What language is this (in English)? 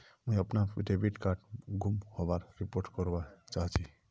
Magahi